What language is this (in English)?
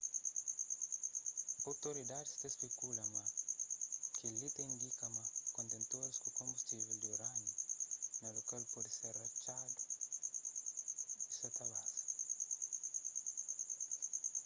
Kabuverdianu